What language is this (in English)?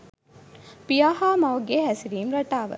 Sinhala